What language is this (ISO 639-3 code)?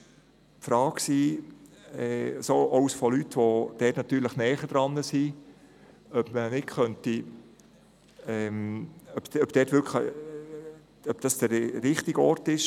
gsw